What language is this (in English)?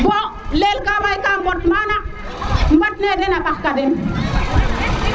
Serer